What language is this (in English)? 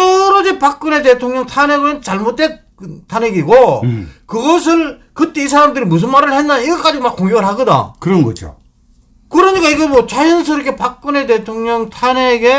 Korean